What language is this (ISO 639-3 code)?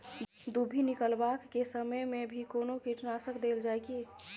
mai